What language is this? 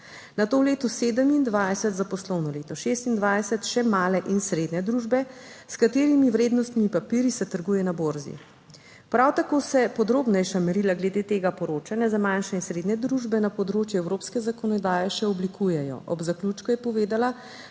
Slovenian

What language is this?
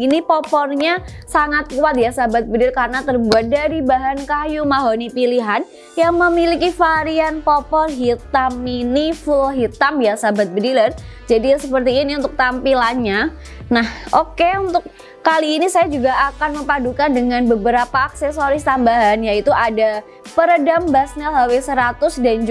Indonesian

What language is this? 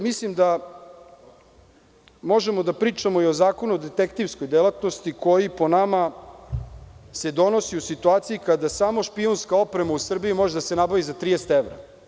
Serbian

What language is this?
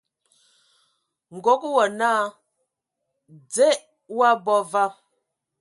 Ewondo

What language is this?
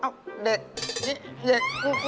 Thai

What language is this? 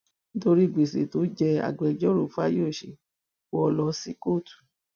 Yoruba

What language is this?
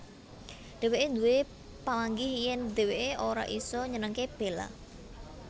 Javanese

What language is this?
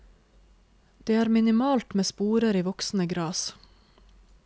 Norwegian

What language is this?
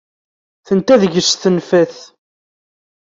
Kabyle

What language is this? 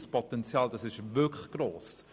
Swiss German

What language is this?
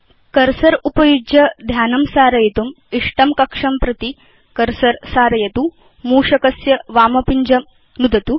Sanskrit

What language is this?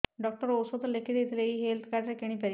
Odia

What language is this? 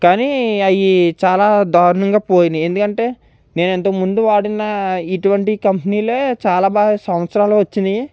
Telugu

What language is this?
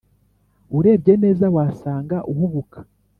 Kinyarwanda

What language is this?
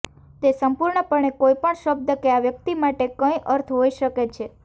Gujarati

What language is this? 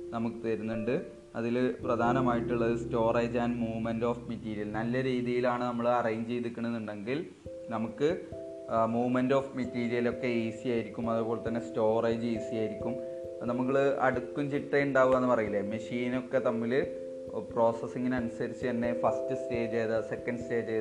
Malayalam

